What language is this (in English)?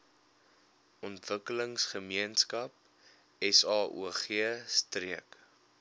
Afrikaans